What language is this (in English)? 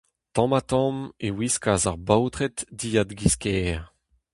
Breton